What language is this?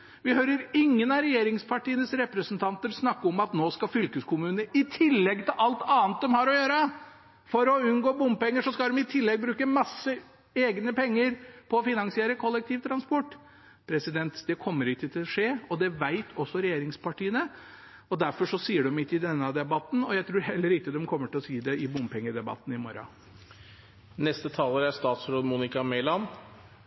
Norwegian Bokmål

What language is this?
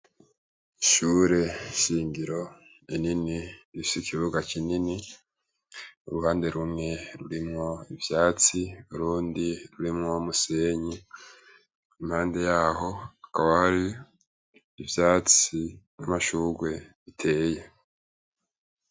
Rundi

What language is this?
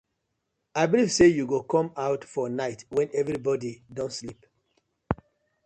Nigerian Pidgin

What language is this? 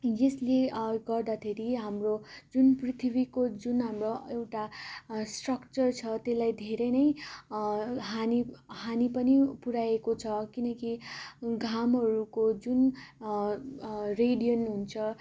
Nepali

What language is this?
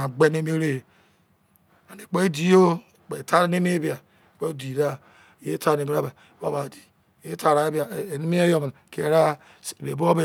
Izon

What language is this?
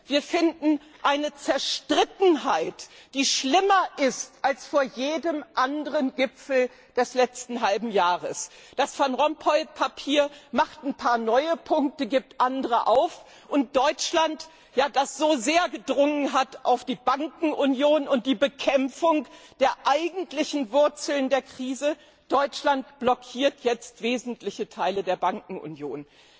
German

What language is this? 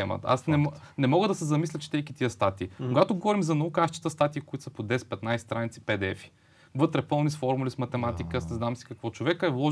Bulgarian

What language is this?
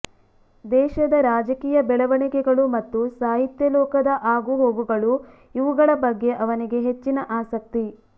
Kannada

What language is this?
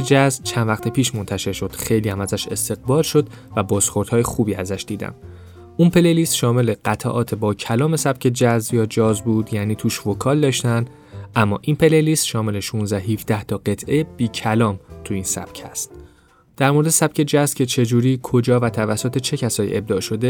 Persian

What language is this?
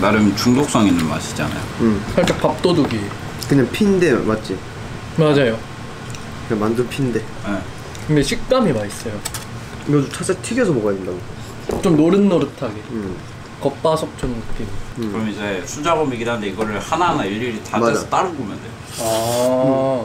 Korean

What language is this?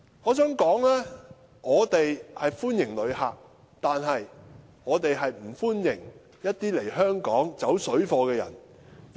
Cantonese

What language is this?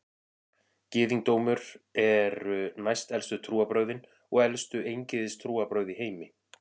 Icelandic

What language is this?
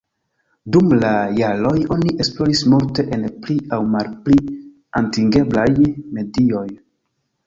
Esperanto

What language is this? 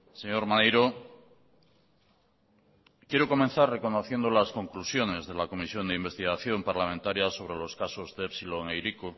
Spanish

